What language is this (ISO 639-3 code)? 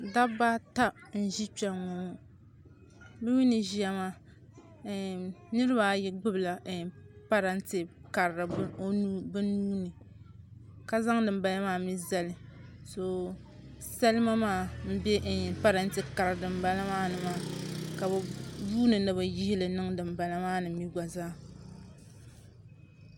dag